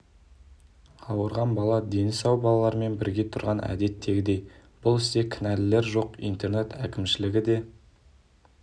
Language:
Kazakh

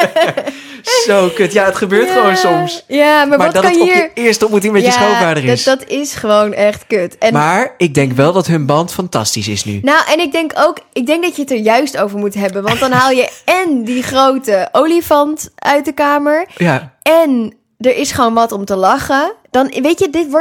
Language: Dutch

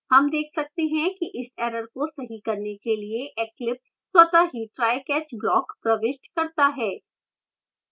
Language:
Hindi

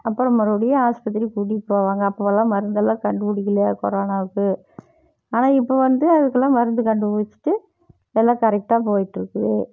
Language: Tamil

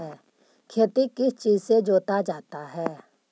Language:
Magahi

